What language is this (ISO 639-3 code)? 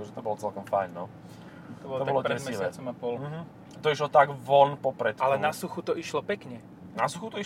slk